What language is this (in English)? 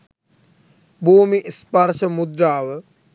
Sinhala